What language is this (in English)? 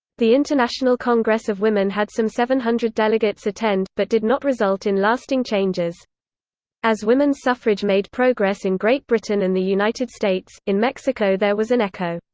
English